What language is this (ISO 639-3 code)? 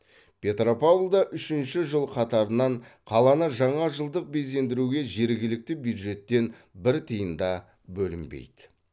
kaz